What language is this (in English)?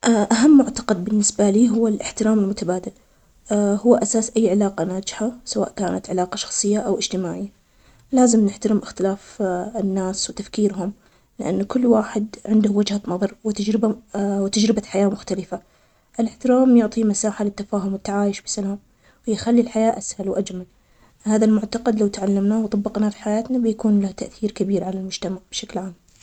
Omani Arabic